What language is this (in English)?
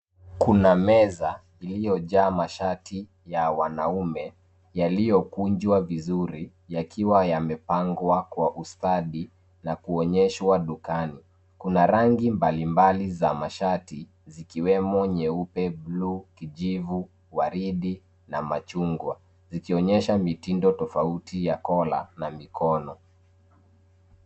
Swahili